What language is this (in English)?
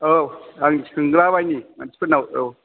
Bodo